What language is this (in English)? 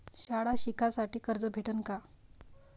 Marathi